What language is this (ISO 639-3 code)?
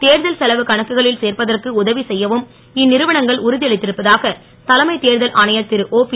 tam